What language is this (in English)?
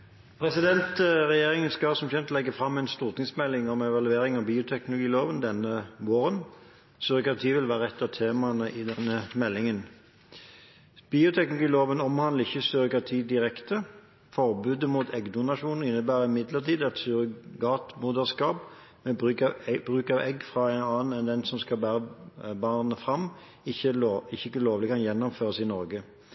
Norwegian